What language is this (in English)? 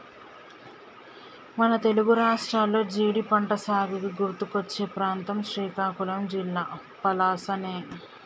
Telugu